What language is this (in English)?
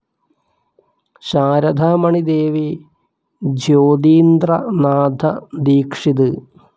Malayalam